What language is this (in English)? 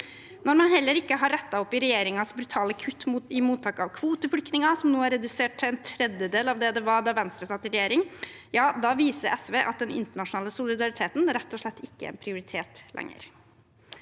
Norwegian